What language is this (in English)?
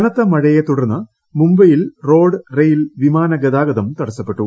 Malayalam